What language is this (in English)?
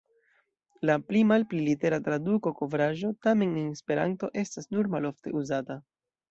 Esperanto